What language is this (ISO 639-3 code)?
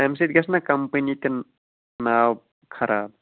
kas